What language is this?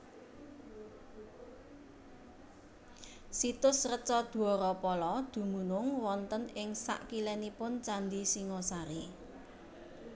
Javanese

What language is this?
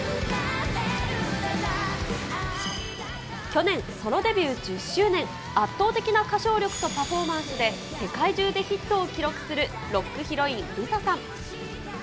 Japanese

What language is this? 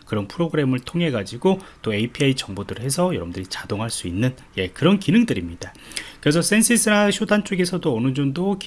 Korean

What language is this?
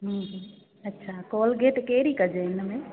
Sindhi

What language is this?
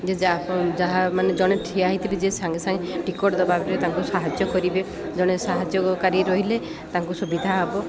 Odia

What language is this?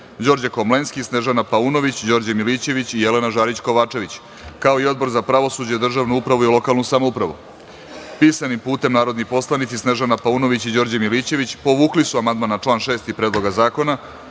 Serbian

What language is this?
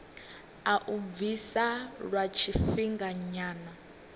Venda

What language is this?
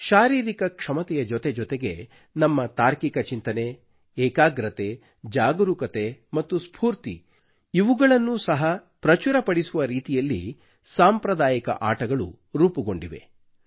Kannada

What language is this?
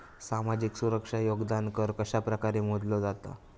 Marathi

